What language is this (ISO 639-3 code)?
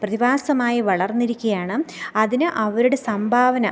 mal